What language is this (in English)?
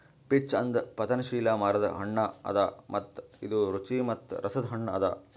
Kannada